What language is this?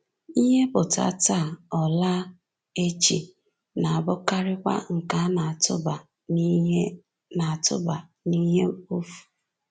Igbo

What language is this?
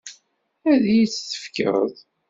Kabyle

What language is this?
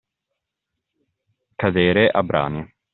Italian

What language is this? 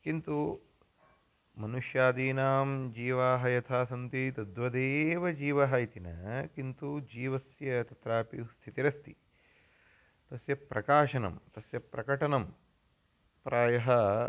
Sanskrit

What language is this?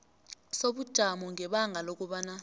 South Ndebele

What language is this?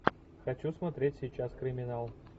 Russian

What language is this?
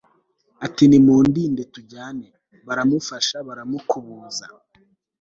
Kinyarwanda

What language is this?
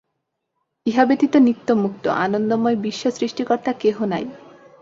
Bangla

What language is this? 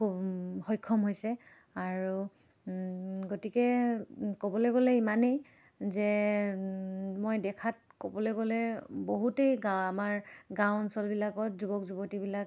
Assamese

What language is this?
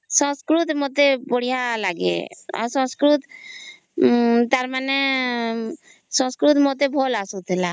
Odia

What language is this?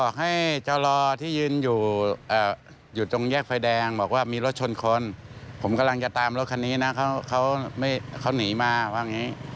Thai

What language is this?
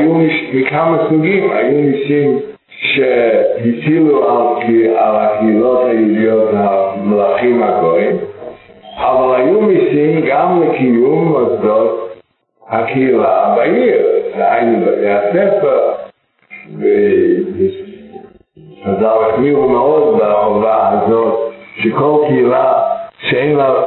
Hebrew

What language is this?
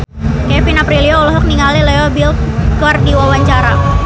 Sundanese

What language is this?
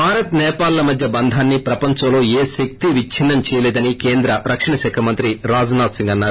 Telugu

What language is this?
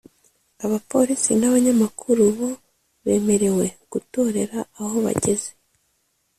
Kinyarwanda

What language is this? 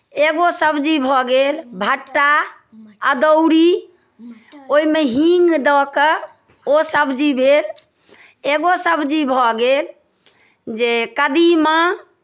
Maithili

